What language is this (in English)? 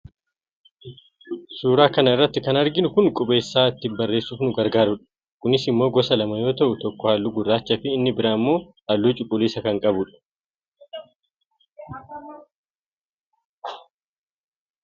Oromo